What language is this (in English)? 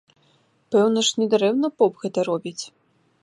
Belarusian